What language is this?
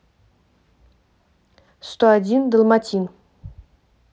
Russian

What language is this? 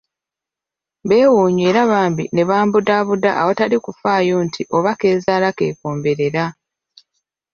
Ganda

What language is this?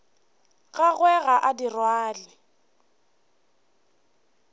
Northern Sotho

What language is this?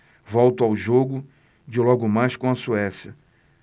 Portuguese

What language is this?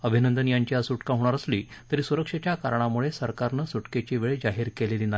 Marathi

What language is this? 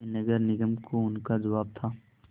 Hindi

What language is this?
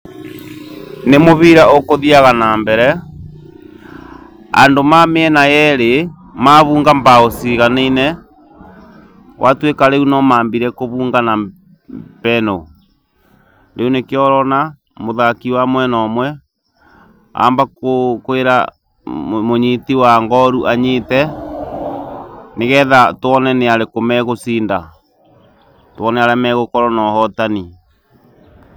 Kikuyu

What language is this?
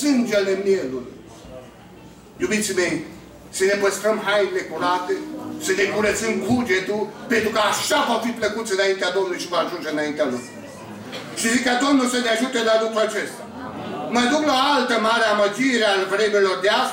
Romanian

